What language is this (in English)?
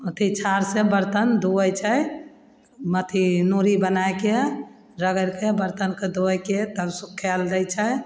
Maithili